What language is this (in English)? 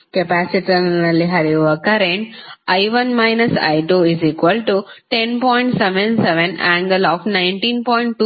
Kannada